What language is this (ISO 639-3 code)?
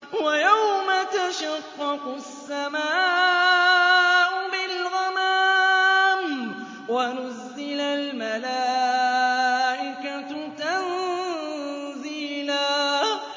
ara